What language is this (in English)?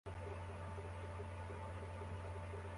Kinyarwanda